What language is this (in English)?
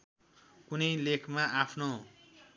Nepali